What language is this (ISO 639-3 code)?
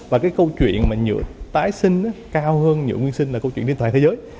vie